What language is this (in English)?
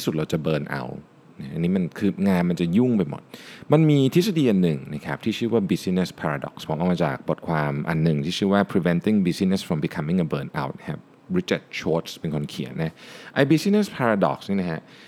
Thai